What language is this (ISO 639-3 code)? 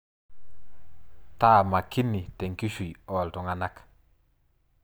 mas